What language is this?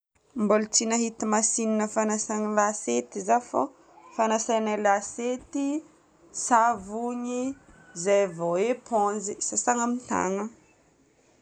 Northern Betsimisaraka Malagasy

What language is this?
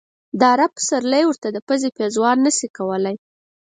Pashto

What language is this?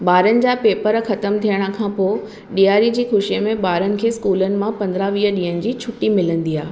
Sindhi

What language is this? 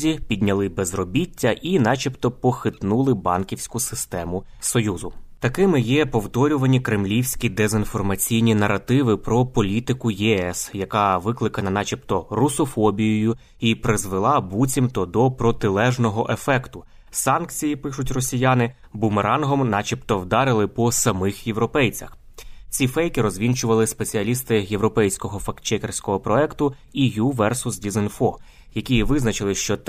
Ukrainian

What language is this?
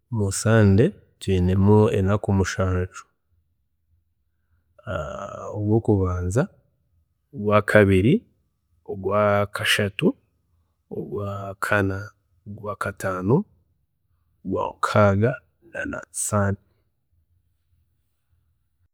Chiga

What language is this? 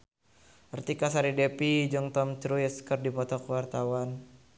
Sundanese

